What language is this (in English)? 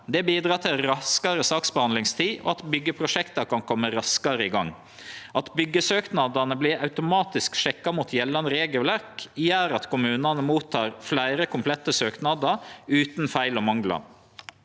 Norwegian